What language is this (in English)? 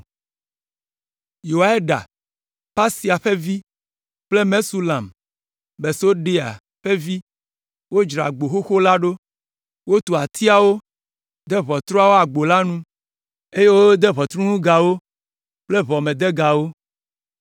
Ewe